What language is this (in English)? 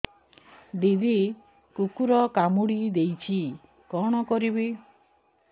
Odia